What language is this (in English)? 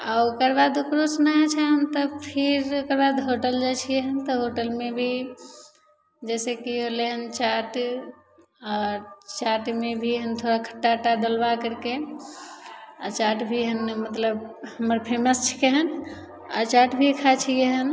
Maithili